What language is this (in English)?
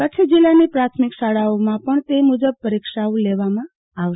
Gujarati